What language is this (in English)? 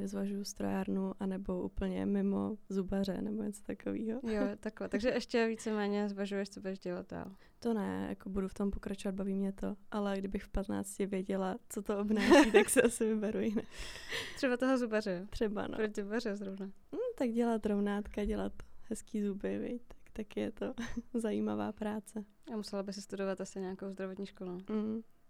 Czech